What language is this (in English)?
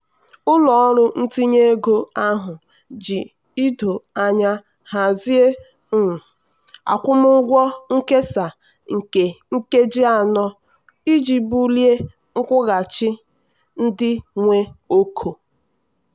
Igbo